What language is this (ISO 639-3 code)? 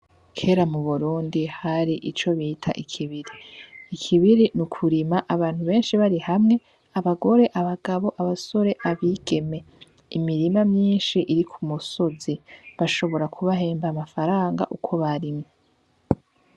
run